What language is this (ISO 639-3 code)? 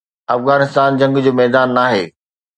snd